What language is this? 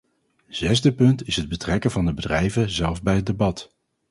Dutch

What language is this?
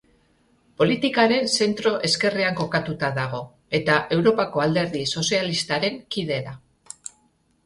Basque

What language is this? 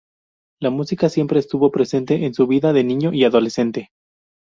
Spanish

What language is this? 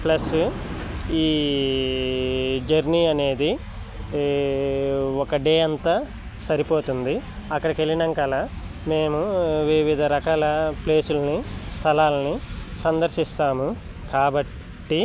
Telugu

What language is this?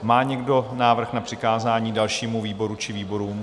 Czech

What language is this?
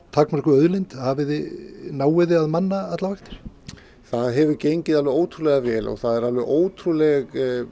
Icelandic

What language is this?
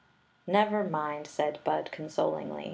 English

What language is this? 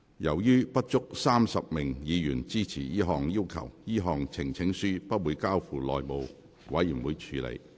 Cantonese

